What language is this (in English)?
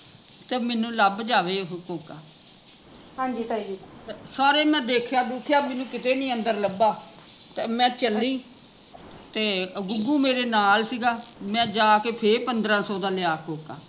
Punjabi